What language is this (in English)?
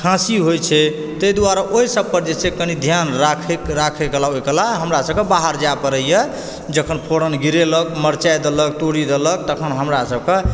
Maithili